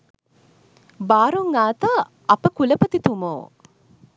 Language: Sinhala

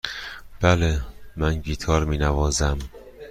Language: Persian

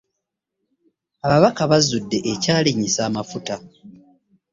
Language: Ganda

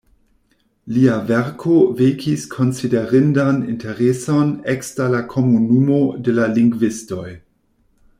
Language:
Esperanto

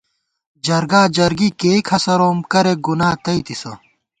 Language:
Gawar-Bati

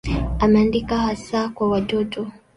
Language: Swahili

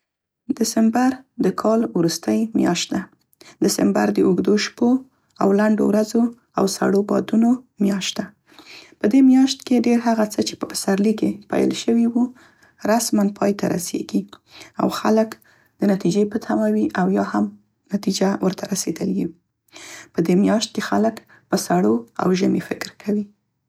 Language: Central Pashto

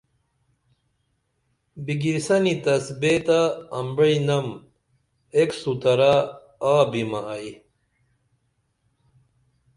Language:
Dameli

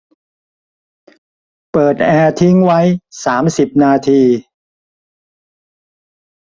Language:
Thai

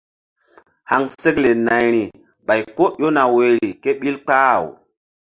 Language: Mbum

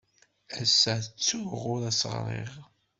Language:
Kabyle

